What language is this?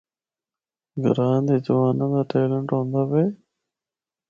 Northern Hindko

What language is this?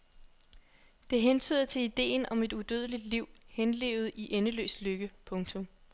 Danish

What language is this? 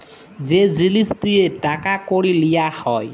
Bangla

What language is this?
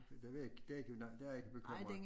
Danish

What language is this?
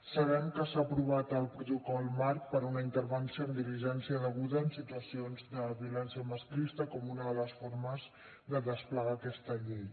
Catalan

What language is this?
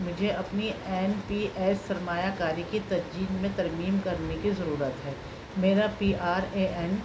Urdu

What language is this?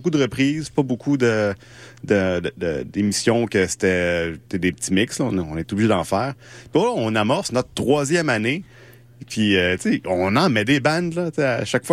French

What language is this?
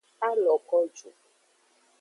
Aja (Benin)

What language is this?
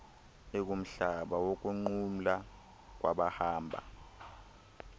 Xhosa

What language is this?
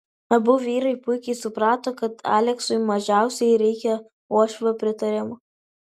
Lithuanian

